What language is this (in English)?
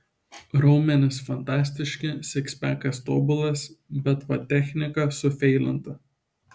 Lithuanian